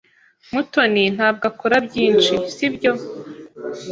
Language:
Kinyarwanda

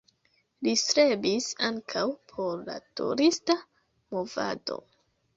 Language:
Esperanto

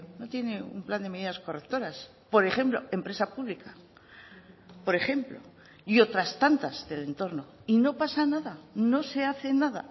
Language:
Spanish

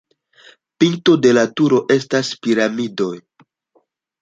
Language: Esperanto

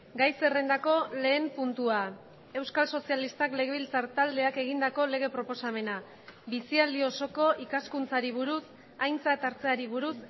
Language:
Basque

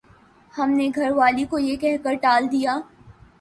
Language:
Urdu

